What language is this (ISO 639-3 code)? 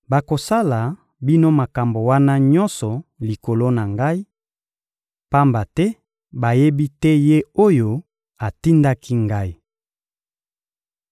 lin